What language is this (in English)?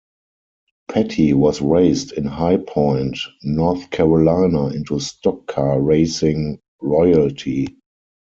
English